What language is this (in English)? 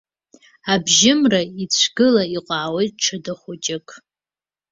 Abkhazian